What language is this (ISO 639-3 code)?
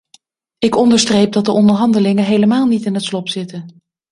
nld